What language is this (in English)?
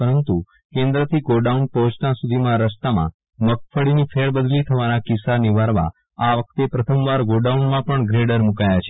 Gujarati